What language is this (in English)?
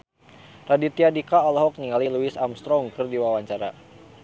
Sundanese